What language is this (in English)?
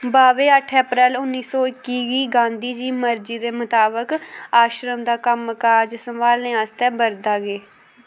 Dogri